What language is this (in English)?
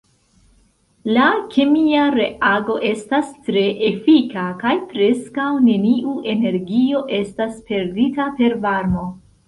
Esperanto